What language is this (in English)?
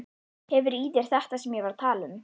Icelandic